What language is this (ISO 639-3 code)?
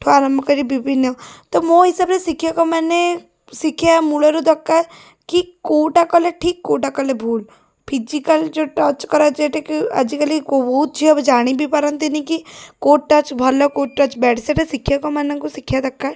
ori